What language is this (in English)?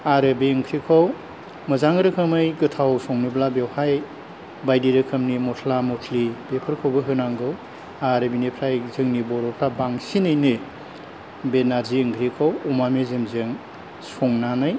Bodo